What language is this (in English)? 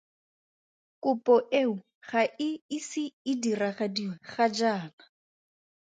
Tswana